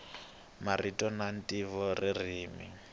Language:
Tsonga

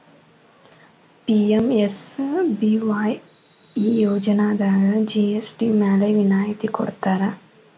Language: Kannada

